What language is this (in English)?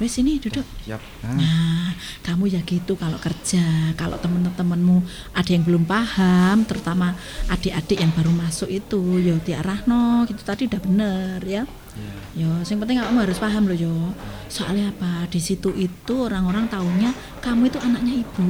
Indonesian